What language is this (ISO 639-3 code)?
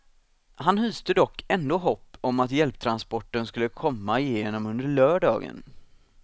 swe